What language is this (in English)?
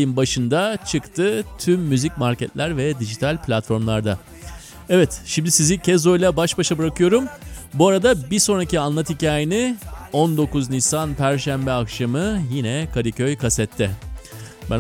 Turkish